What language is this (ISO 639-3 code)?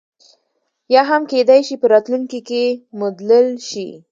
pus